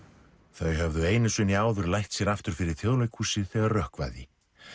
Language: Icelandic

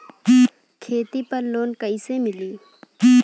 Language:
Bhojpuri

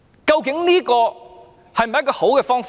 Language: Cantonese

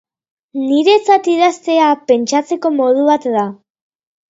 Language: Basque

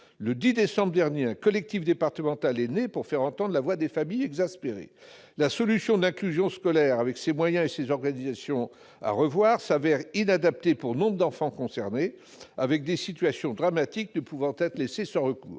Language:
French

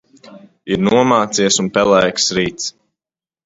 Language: Latvian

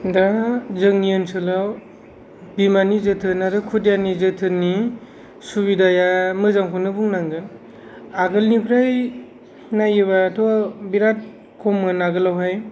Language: Bodo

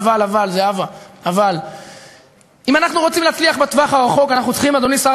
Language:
Hebrew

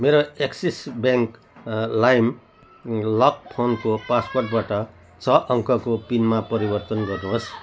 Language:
Nepali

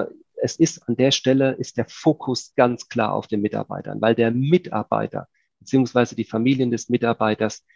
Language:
German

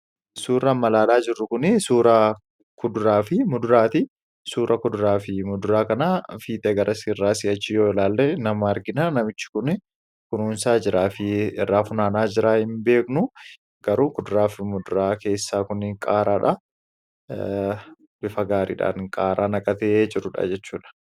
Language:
Oromo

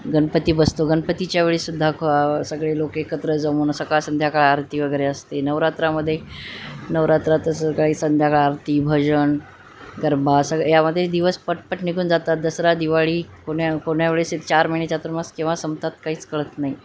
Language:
Marathi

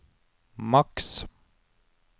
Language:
Norwegian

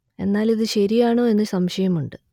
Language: Malayalam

